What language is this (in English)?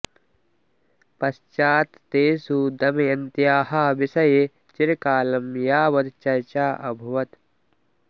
Sanskrit